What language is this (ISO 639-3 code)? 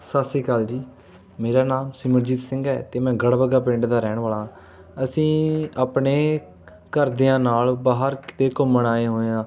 pan